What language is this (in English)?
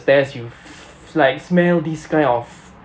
English